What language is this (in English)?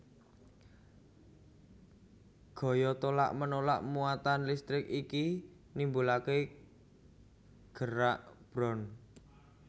Javanese